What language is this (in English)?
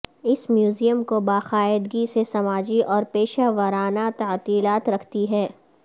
Urdu